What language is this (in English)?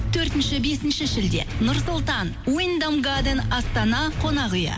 Kazakh